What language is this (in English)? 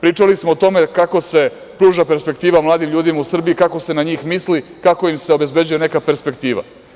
Serbian